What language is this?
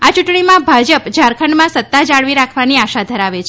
Gujarati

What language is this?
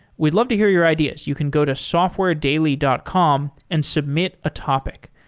English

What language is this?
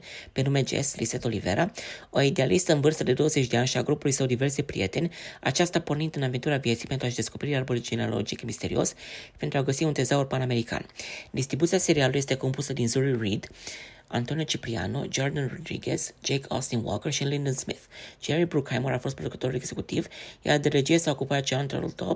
Romanian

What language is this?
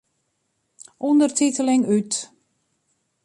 Western Frisian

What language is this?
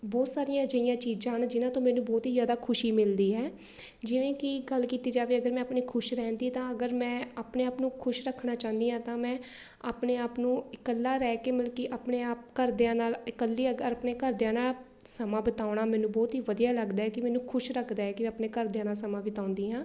Punjabi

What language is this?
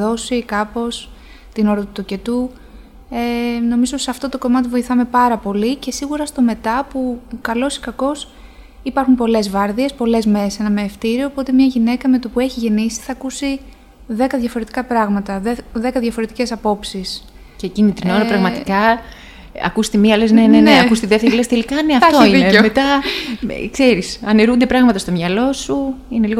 Greek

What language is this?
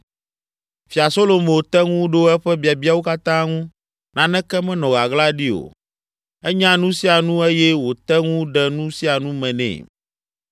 Ewe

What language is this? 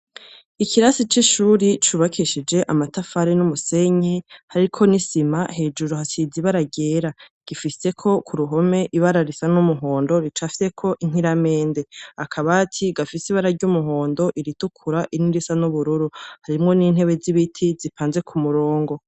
Rundi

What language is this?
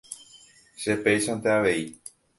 Guarani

